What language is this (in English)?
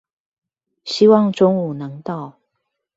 Chinese